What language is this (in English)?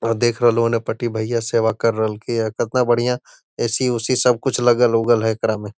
Magahi